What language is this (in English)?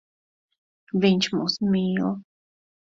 Latvian